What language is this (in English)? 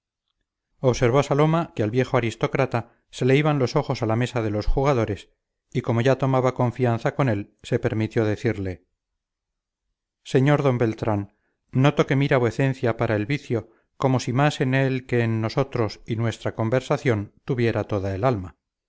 Spanish